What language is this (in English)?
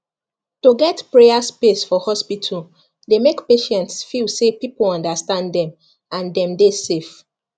Nigerian Pidgin